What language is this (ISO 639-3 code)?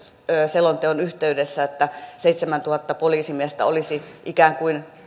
fin